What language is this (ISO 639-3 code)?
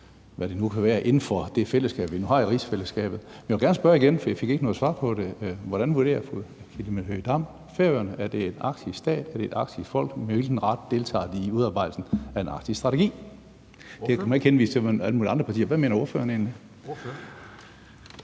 dan